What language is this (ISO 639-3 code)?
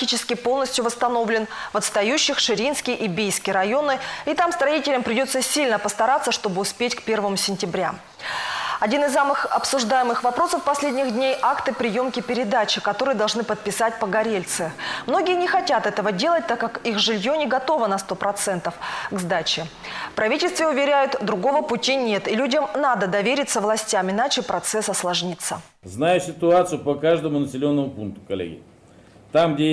rus